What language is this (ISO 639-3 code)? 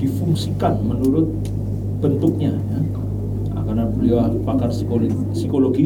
ind